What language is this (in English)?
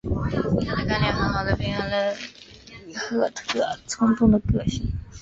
Chinese